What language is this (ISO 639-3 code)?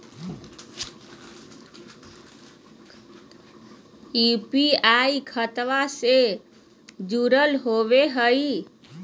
mag